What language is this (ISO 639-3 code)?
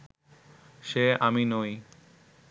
ben